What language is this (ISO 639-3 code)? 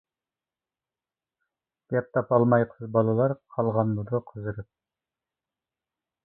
uig